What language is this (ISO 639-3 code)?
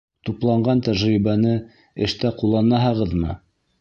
bak